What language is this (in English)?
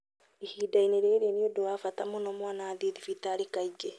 Kikuyu